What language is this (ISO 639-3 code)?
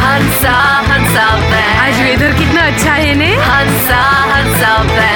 hin